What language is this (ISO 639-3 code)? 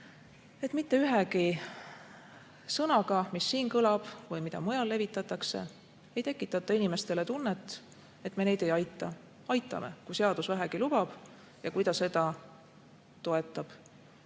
est